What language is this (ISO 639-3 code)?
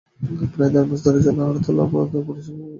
ben